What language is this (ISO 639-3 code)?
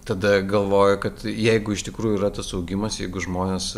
lit